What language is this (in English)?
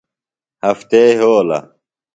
Phalura